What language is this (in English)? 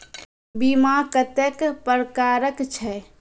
Maithili